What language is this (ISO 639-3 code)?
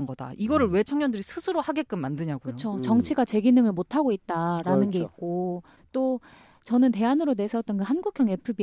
kor